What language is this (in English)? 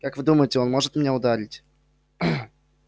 Russian